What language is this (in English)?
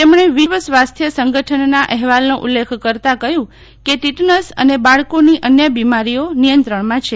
Gujarati